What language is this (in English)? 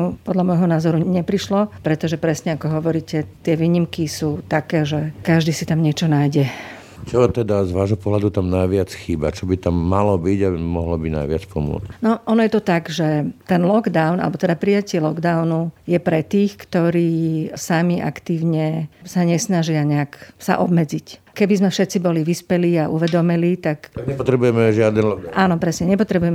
Slovak